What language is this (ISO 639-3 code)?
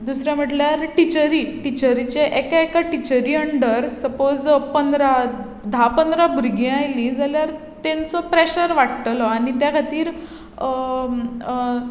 kok